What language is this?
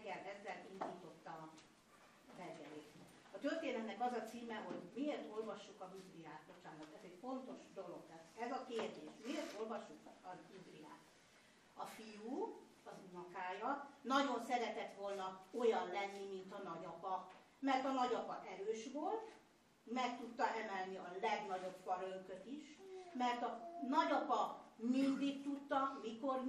Hungarian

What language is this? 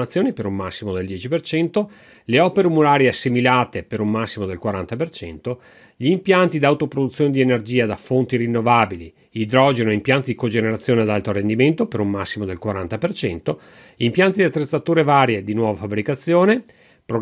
Italian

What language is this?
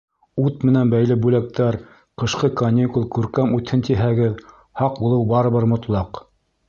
Bashkir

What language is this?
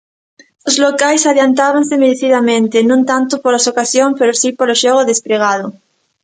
Galician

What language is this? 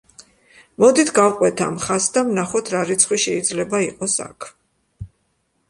Georgian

